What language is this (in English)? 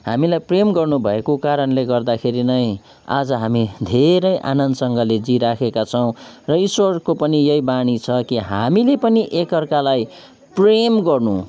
Nepali